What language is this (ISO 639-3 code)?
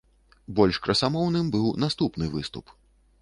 bel